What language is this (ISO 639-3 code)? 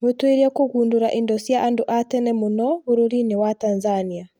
kik